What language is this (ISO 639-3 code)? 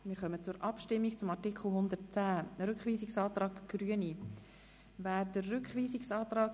gsw